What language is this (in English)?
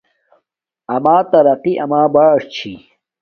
Domaaki